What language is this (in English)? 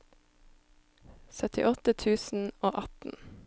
Norwegian